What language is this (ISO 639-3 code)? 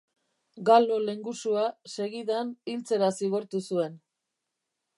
eus